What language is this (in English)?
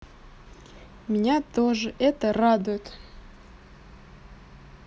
Russian